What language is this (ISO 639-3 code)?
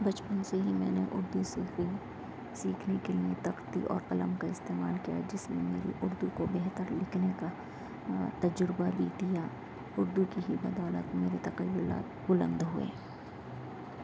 urd